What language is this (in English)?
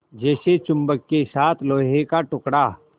Hindi